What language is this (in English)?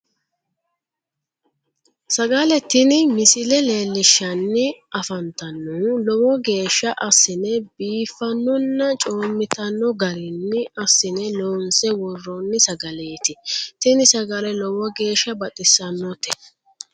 Sidamo